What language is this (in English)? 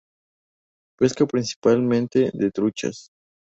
Spanish